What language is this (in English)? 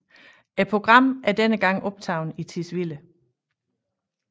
Danish